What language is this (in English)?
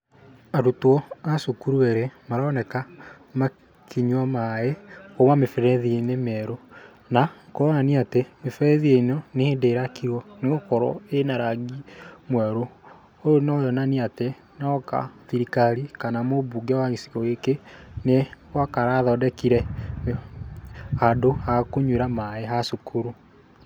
Kikuyu